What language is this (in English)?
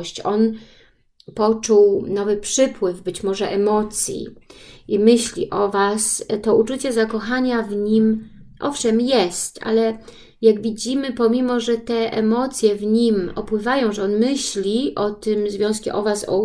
Polish